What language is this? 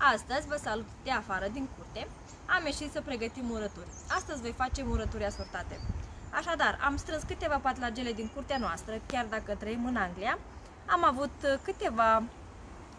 Romanian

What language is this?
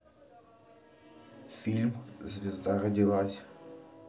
Russian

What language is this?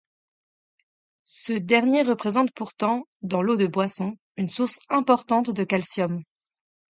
French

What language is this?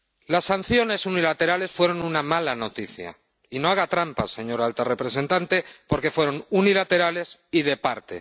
Spanish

